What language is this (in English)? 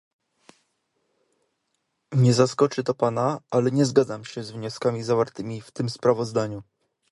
Polish